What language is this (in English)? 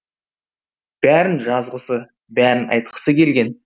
Kazakh